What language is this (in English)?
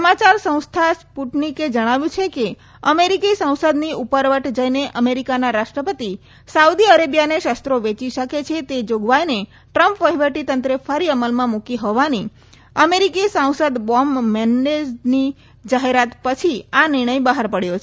Gujarati